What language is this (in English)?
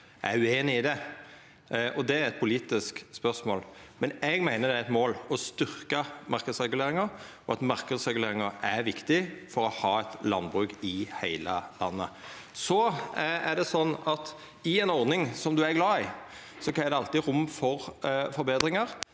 Norwegian